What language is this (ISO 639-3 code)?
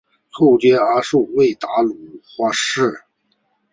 zho